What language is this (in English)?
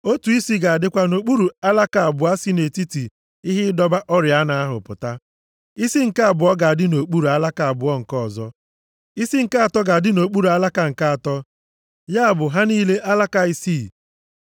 Igbo